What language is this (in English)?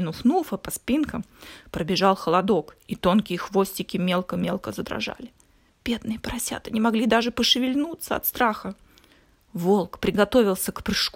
Russian